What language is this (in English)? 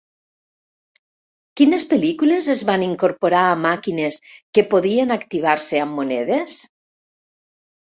Catalan